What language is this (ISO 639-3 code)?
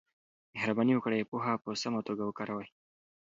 pus